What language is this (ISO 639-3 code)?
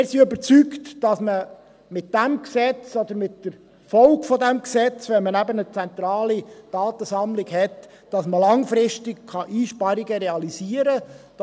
gsw